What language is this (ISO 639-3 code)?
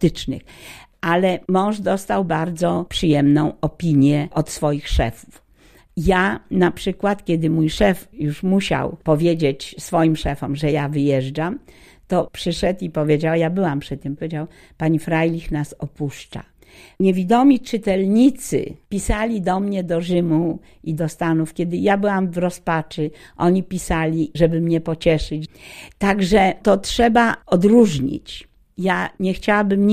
pol